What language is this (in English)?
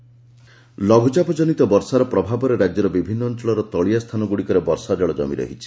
Odia